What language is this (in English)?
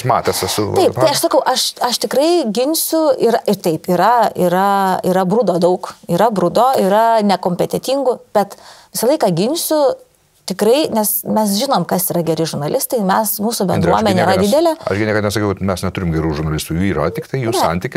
Lithuanian